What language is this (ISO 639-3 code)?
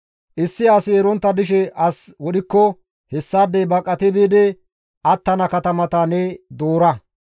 gmv